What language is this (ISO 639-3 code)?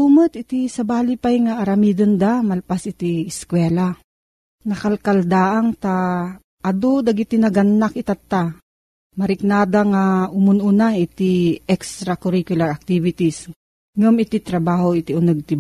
fil